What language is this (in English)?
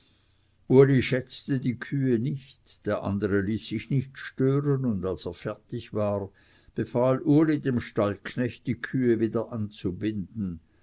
German